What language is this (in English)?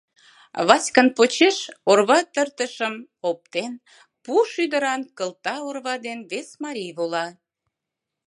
Mari